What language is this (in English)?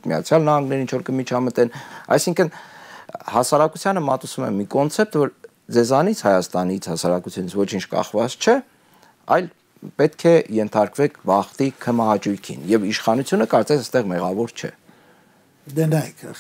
Romanian